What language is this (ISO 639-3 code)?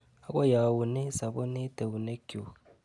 kln